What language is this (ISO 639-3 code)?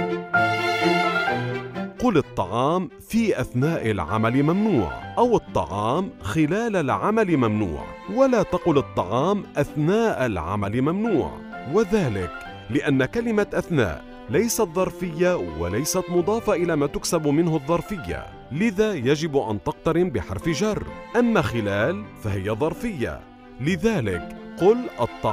ara